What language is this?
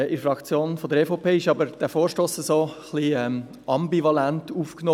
Swiss German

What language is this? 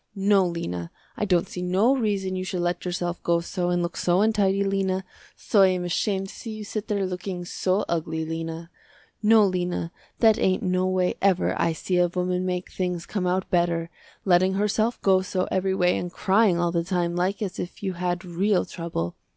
English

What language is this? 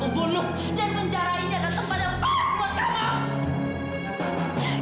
Indonesian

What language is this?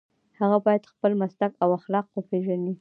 Pashto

